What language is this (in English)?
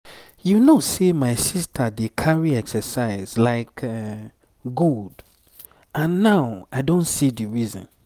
Nigerian Pidgin